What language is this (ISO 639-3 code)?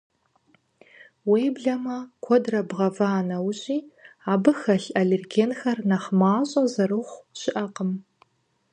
kbd